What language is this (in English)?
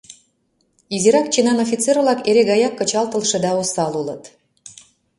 Mari